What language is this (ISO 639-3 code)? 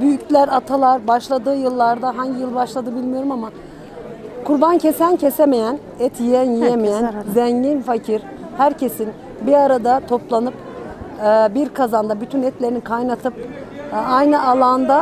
tur